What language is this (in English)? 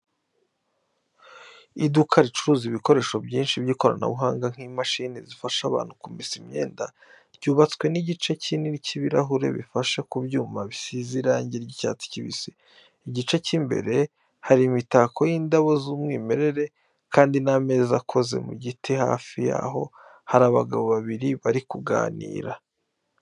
Kinyarwanda